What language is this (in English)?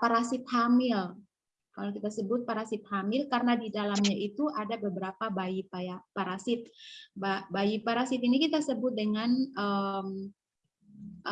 Indonesian